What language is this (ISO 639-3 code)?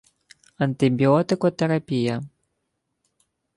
ukr